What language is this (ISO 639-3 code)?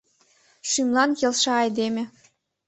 chm